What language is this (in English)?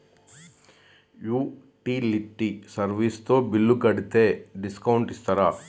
Telugu